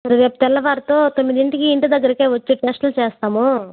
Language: Telugu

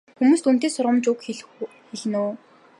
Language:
Mongolian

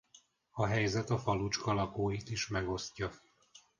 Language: Hungarian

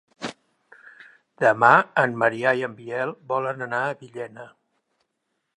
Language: Catalan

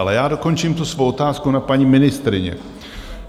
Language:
Czech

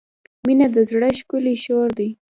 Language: Pashto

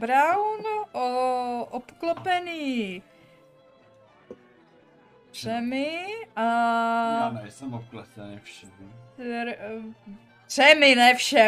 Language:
Czech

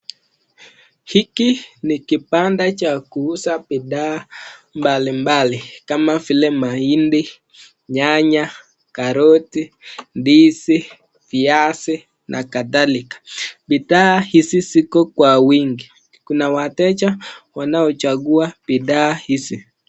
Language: Swahili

